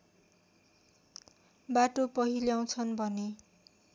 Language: Nepali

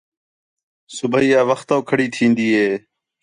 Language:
Khetrani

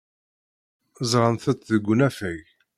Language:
Kabyle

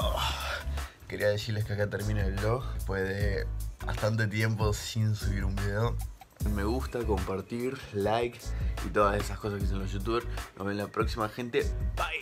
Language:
Spanish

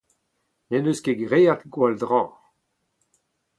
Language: Breton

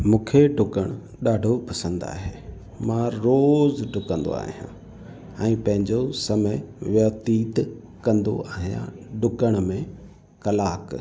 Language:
Sindhi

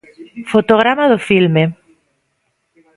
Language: Galician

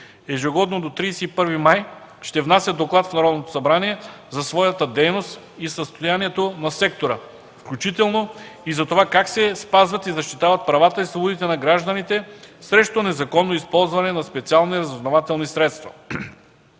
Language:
Bulgarian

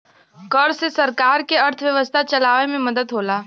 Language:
Bhojpuri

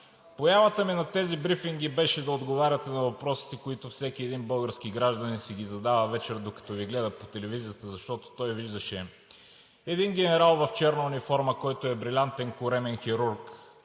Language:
Bulgarian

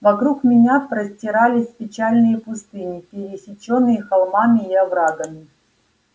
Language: Russian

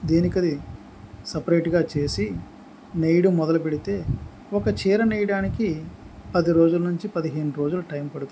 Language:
Telugu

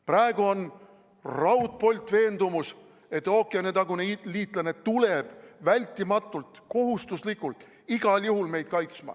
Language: Estonian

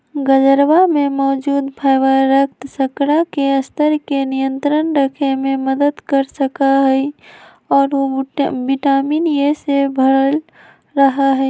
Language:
Magahi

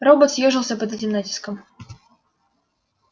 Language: Russian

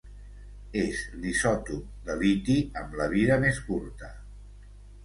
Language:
Catalan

